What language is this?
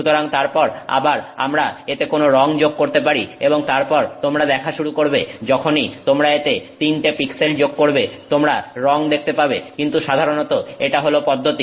Bangla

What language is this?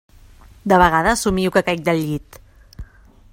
Catalan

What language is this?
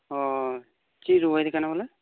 Santali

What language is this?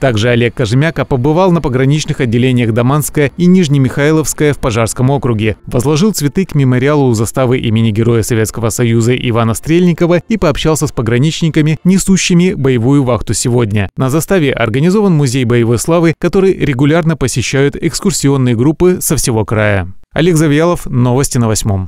Russian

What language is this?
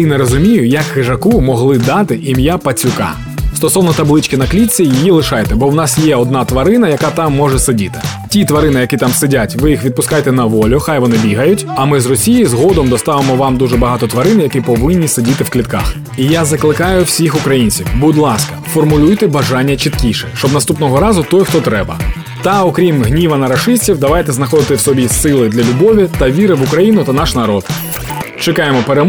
Ukrainian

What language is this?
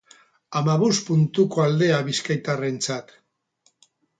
Basque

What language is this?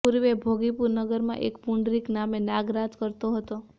Gujarati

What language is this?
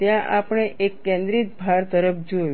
Gujarati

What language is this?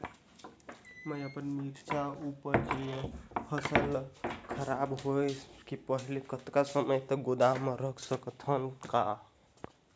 Chhattisgarhi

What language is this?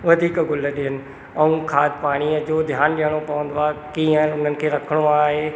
Sindhi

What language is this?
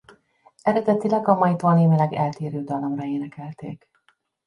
Hungarian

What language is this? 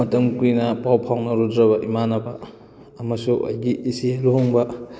Manipuri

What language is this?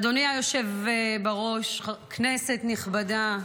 Hebrew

